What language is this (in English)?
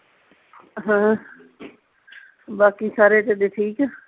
Punjabi